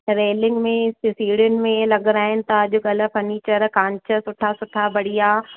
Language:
Sindhi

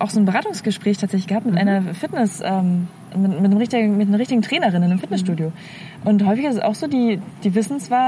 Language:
German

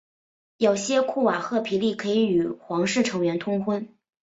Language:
Chinese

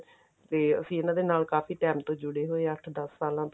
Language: Punjabi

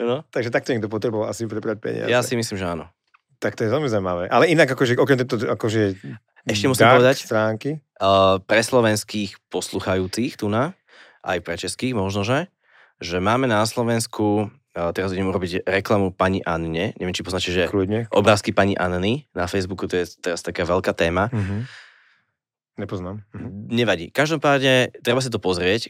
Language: Slovak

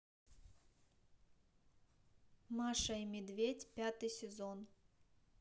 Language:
Russian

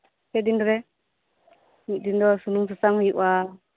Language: Santali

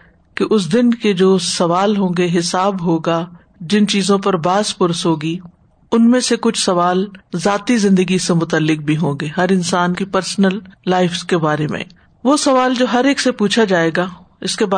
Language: Urdu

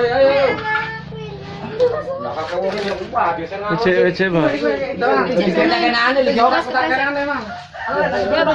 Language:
Indonesian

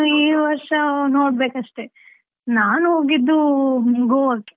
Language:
Kannada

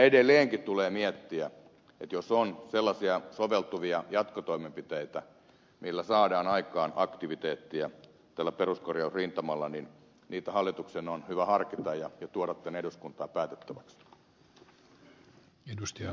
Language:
Finnish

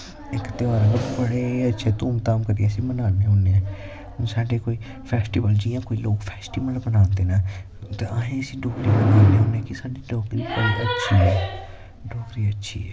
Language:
Dogri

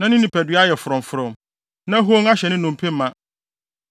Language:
Akan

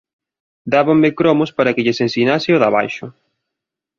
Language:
Galician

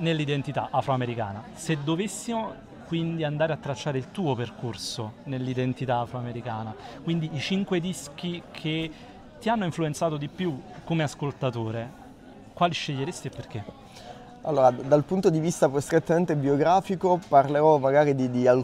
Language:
Italian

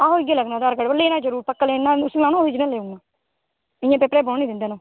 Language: Dogri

